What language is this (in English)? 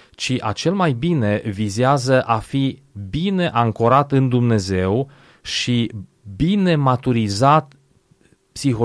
Romanian